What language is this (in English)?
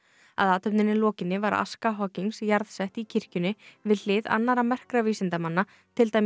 Icelandic